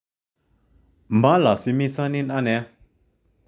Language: Kalenjin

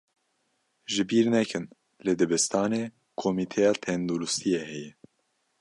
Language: Kurdish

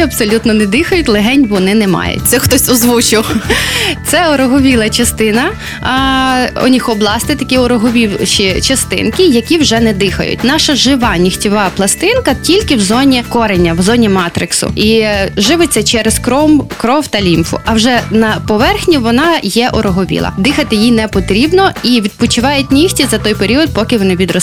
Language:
Ukrainian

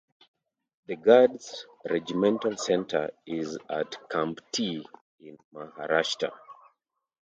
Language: English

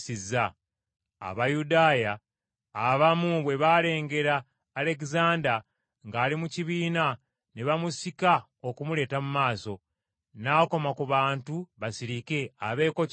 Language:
Ganda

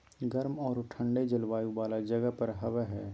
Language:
Magahi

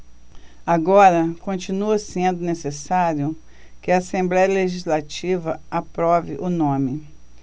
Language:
Portuguese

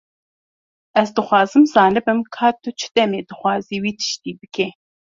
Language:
Kurdish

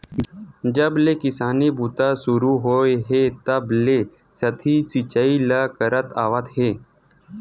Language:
Chhattisgarhi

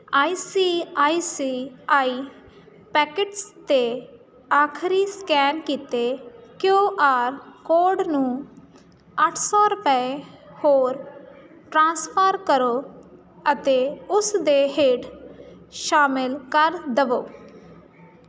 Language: Punjabi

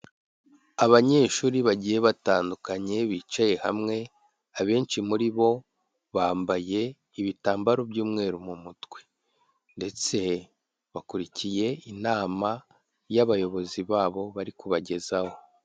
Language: Kinyarwanda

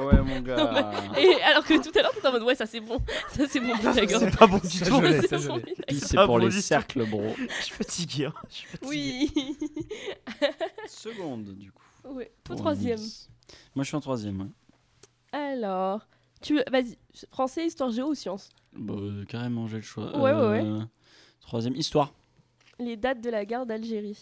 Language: French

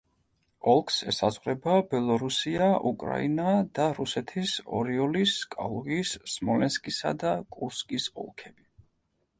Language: Georgian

